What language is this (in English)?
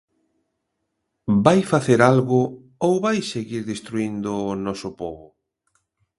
Galician